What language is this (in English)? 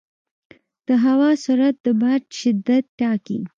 Pashto